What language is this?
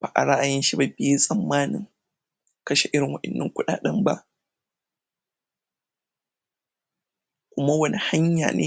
Hausa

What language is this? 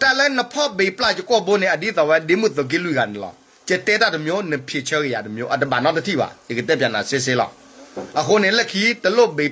Thai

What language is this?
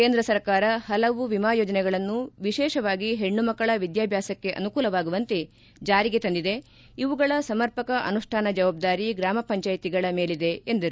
Kannada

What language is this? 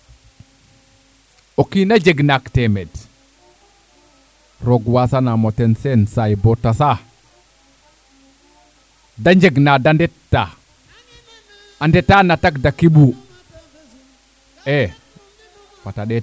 Serer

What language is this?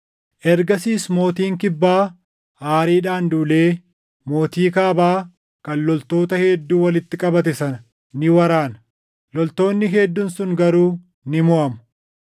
Oromo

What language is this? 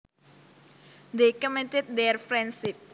Javanese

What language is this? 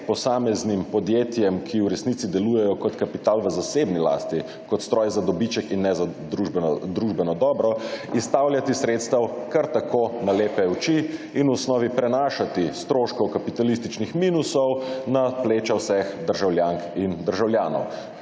Slovenian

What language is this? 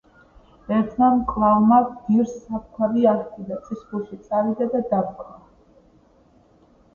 Georgian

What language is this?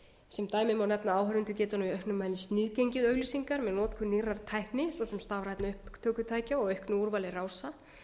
Icelandic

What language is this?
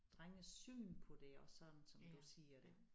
Danish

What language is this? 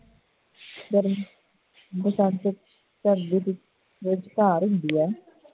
Punjabi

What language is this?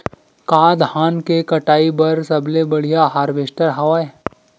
Chhattisgarhi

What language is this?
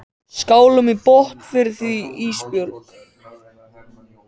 Icelandic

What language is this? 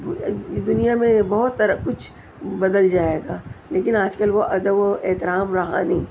Urdu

